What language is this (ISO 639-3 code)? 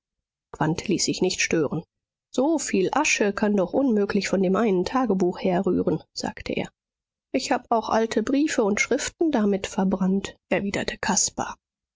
deu